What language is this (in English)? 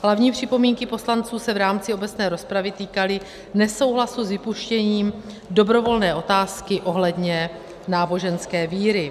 Czech